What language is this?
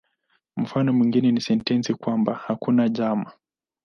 Swahili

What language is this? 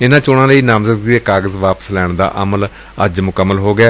Punjabi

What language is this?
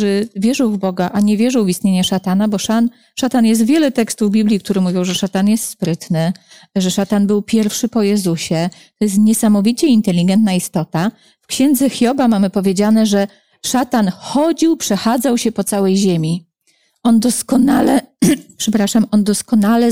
Polish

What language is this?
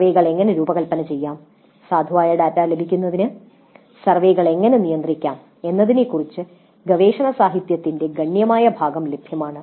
Malayalam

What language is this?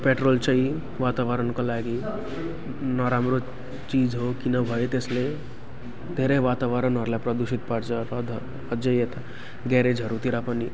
Nepali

